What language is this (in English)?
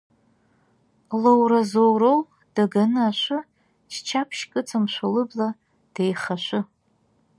Abkhazian